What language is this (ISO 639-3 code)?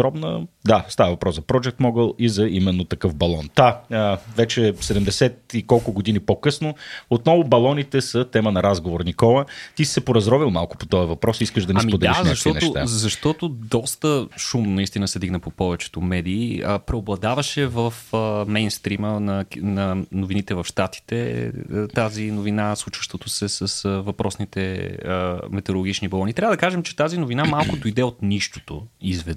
bul